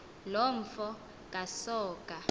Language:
Xhosa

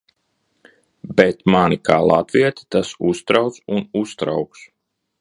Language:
Latvian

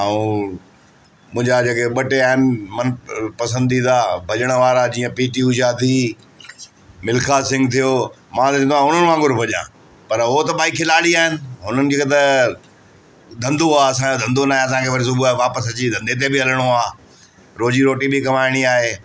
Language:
Sindhi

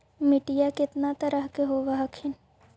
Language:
Magahi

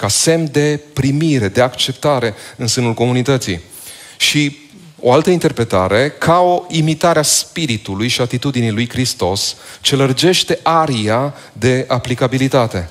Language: Romanian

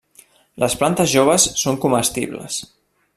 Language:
Catalan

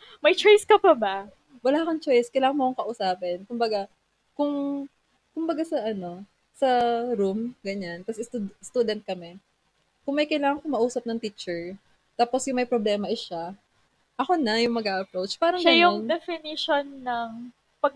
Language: Filipino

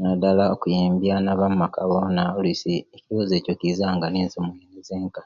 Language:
Kenyi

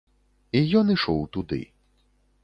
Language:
Belarusian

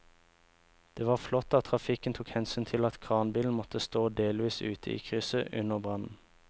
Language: Norwegian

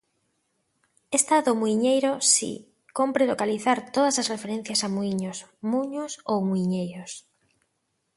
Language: Galician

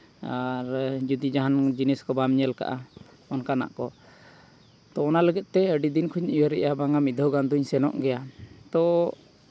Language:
Santali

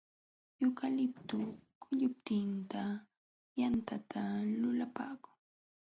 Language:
Jauja Wanca Quechua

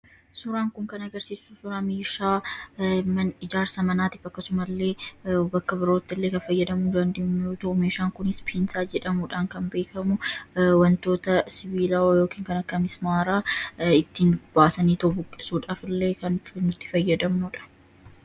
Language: Oromo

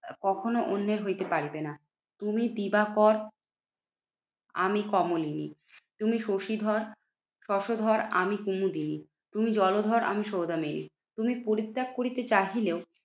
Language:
Bangla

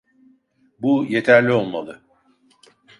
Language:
Turkish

